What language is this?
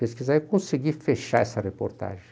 Portuguese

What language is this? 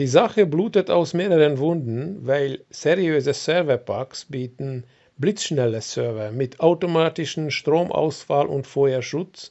German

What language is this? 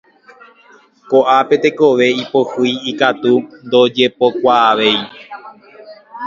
Guarani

